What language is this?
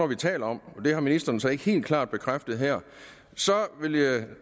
Danish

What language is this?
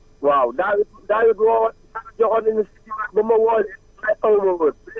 Wolof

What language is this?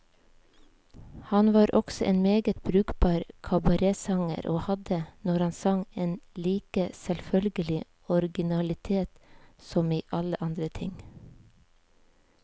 Norwegian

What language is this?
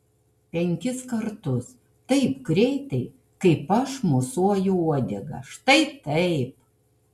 Lithuanian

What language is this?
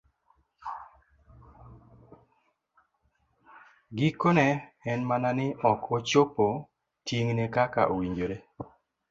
Luo (Kenya and Tanzania)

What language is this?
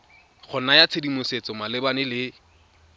Tswana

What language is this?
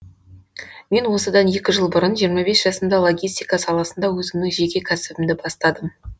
Kazakh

